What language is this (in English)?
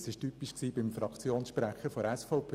Swiss German